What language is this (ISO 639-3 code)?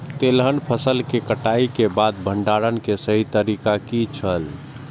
mai